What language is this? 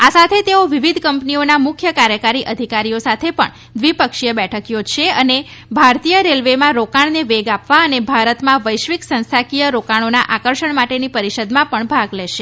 Gujarati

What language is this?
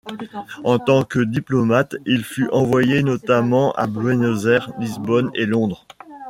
French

